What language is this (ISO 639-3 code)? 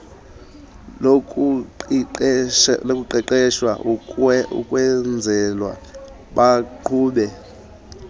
xho